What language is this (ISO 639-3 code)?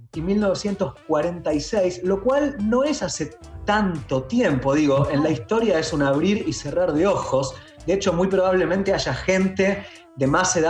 spa